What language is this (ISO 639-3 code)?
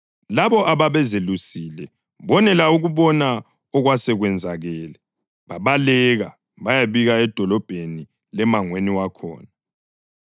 nde